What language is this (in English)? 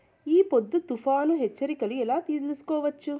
Telugu